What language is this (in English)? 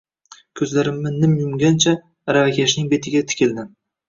Uzbek